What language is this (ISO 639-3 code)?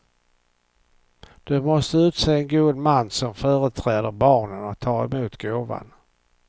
swe